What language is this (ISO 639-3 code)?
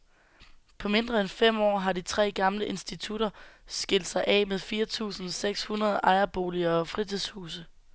dan